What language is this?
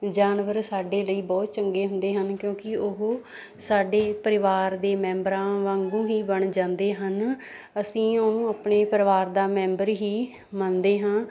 Punjabi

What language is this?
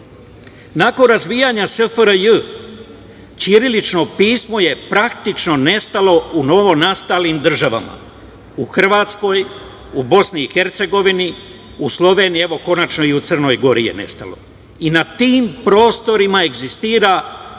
Serbian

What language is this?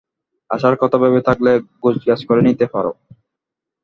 Bangla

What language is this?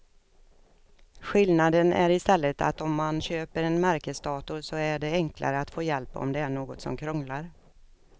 Swedish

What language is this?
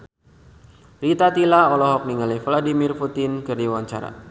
Sundanese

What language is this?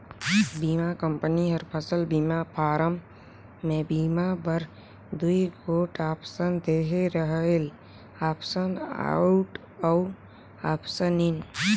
Chhattisgarhi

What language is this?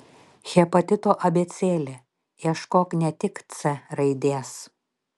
Lithuanian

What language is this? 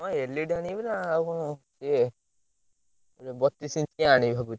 Odia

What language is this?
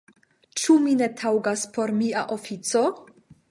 Esperanto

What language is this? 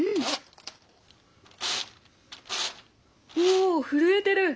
Japanese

